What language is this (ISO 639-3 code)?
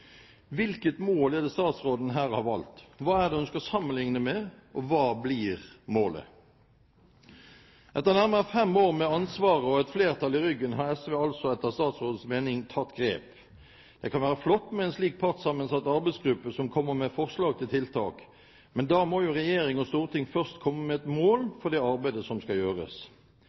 nob